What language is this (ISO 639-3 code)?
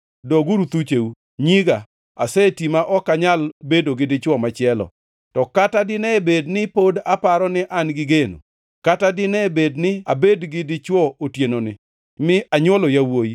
luo